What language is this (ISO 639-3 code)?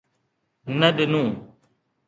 snd